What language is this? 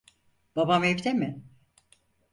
Turkish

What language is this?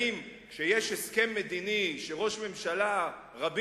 Hebrew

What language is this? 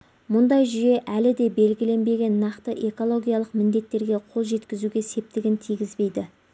Kazakh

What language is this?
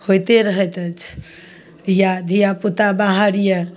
Maithili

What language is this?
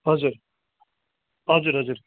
Nepali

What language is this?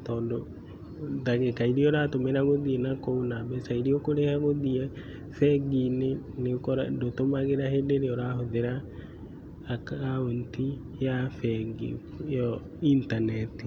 Kikuyu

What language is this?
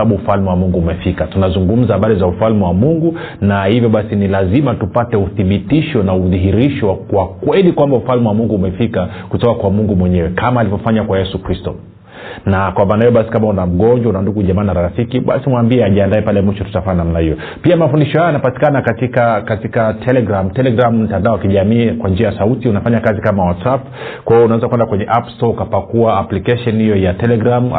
Swahili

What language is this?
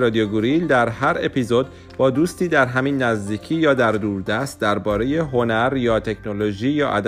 Persian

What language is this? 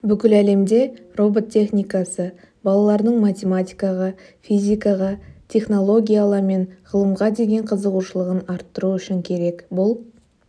Kazakh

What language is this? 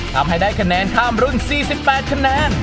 Thai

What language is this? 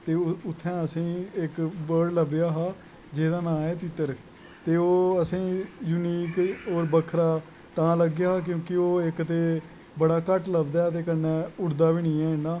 Dogri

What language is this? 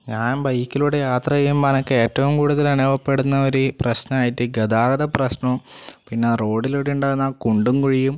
Malayalam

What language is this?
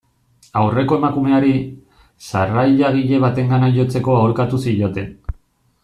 Basque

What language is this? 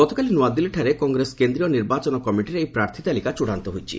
Odia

